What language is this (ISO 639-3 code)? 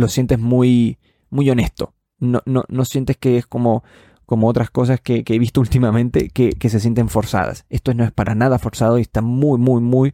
spa